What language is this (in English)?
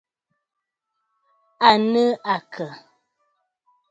Bafut